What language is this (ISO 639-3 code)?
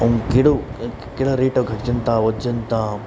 snd